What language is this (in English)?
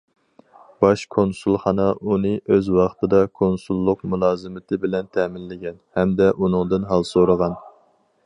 Uyghur